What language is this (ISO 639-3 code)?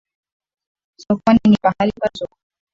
swa